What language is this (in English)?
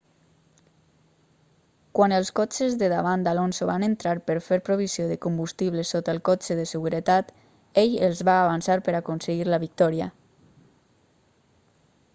Catalan